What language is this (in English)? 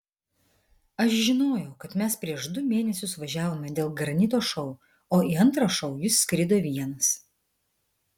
Lithuanian